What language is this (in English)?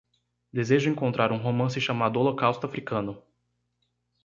Portuguese